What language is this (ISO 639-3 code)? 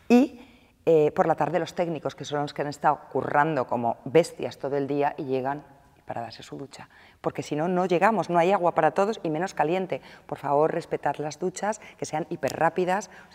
spa